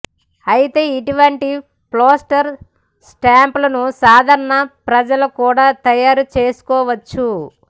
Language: Telugu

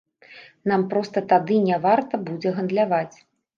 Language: Belarusian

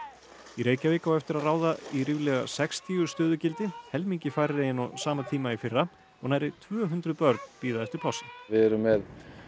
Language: Icelandic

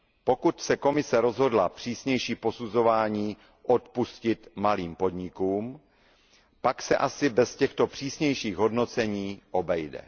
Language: Czech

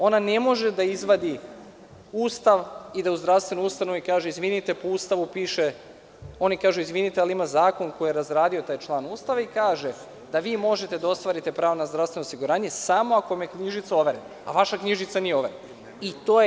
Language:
Serbian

